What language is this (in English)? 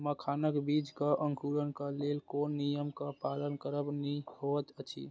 Maithili